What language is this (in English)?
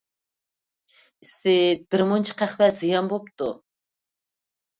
Uyghur